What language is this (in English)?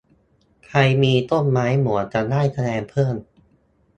Thai